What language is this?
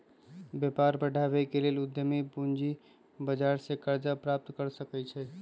Magahi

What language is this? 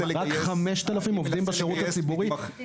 Hebrew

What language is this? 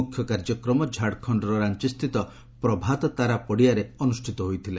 Odia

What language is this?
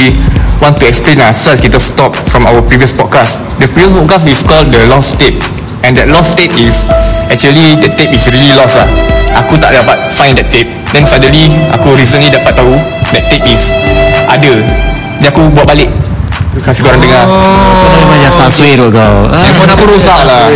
Malay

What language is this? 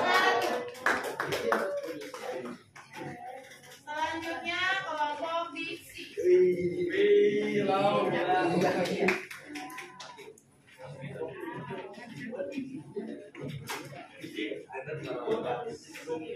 Indonesian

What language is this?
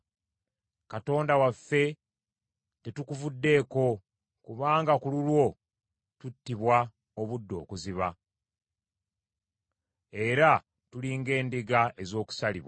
Ganda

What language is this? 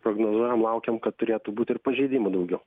Lithuanian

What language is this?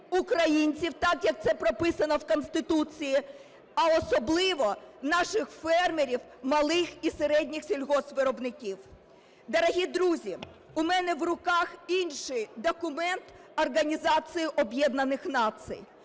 Ukrainian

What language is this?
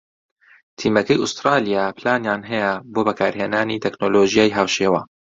Central Kurdish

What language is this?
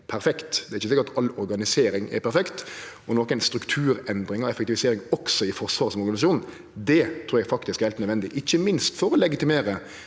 Norwegian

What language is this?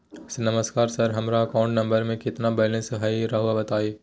Magahi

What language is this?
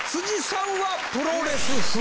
Japanese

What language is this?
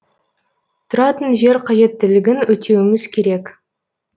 Kazakh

